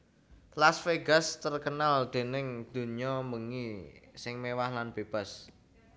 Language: Javanese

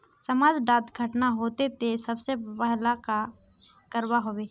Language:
Magahi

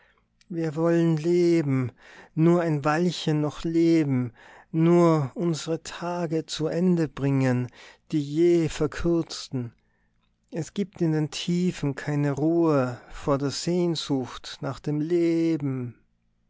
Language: German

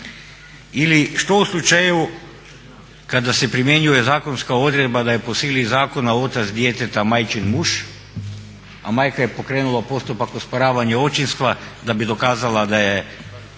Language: Croatian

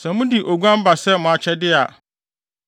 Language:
Akan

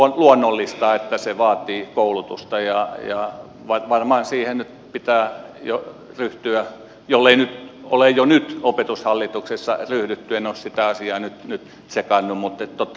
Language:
Finnish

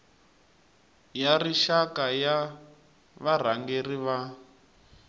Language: Tsonga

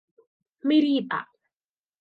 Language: Thai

